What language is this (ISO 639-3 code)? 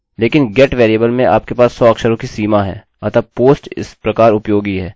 hin